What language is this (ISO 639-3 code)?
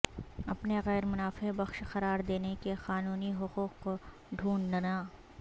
urd